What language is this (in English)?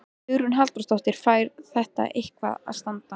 Icelandic